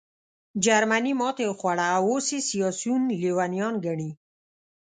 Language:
Pashto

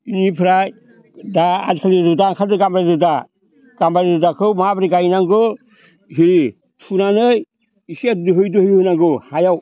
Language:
Bodo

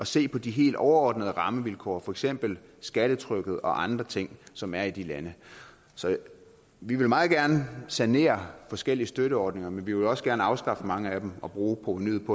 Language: Danish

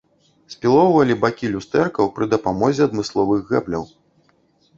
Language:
Belarusian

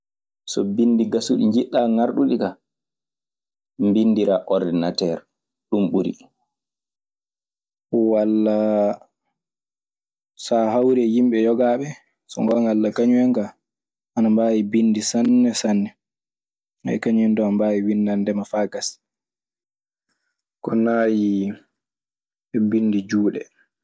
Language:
Maasina Fulfulde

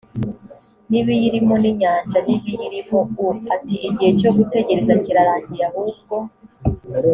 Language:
Kinyarwanda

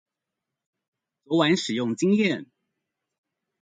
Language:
Chinese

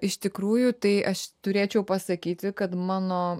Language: Lithuanian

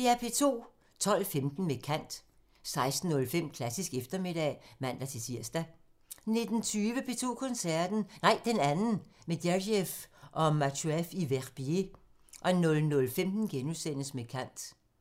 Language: Danish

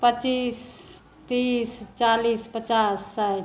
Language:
Maithili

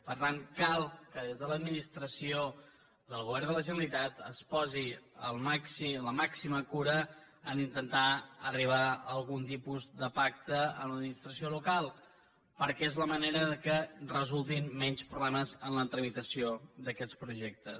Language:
Catalan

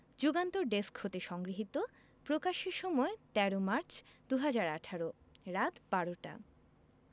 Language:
Bangla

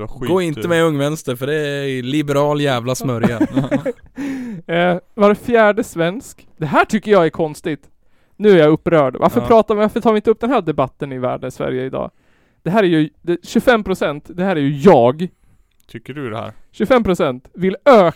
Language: Swedish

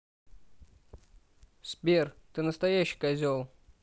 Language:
Russian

